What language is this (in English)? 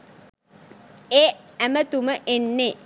Sinhala